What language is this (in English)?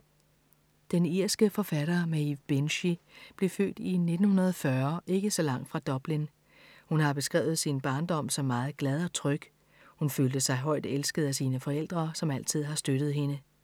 Danish